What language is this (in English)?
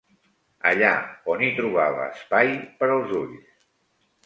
Catalan